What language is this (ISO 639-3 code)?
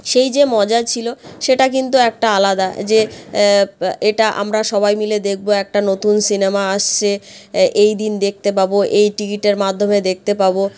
ben